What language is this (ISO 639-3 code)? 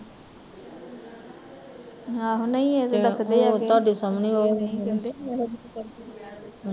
pan